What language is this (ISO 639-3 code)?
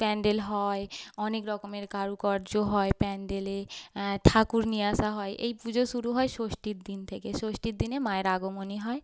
ben